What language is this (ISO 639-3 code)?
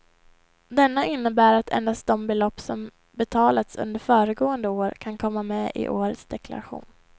swe